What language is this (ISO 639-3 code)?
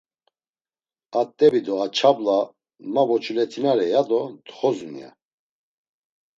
lzz